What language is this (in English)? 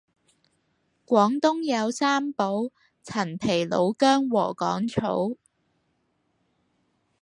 Cantonese